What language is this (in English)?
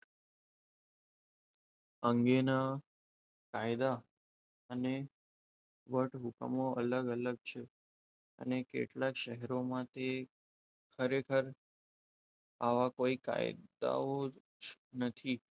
Gujarati